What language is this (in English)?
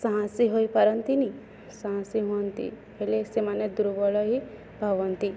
Odia